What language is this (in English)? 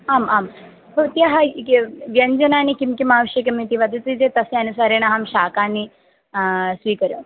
Sanskrit